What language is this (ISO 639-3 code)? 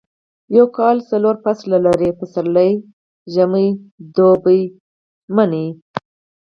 pus